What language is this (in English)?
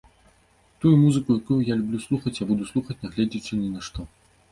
Belarusian